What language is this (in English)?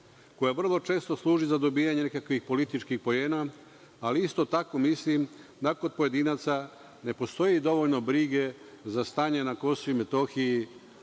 Serbian